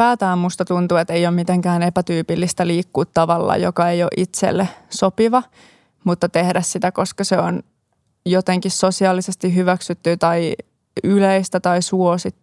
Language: Finnish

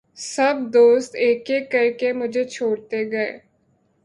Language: Urdu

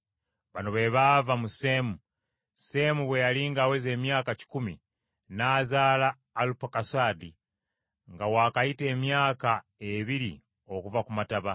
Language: Ganda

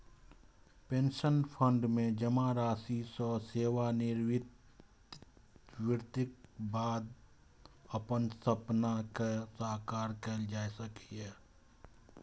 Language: Maithili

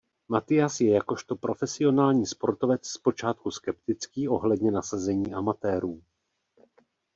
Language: Czech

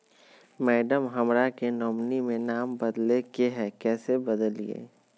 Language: Magahi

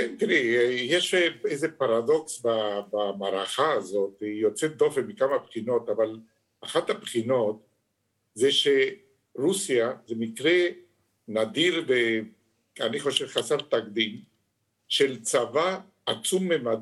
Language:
Hebrew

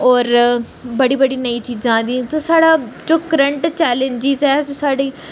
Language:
Dogri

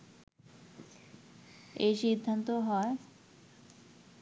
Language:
Bangla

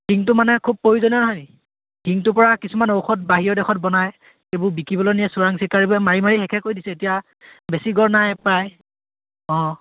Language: Assamese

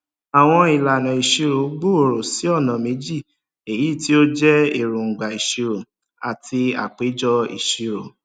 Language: Yoruba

